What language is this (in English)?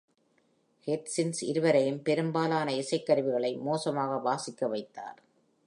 Tamil